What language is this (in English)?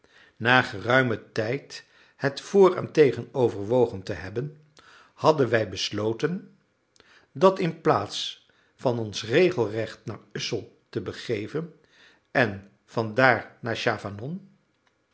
Dutch